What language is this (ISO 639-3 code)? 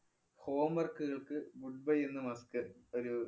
mal